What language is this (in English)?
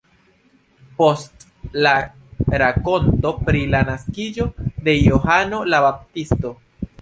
Esperanto